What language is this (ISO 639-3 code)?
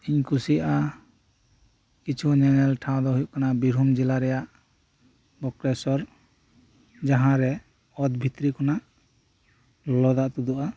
sat